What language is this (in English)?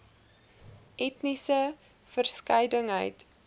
Afrikaans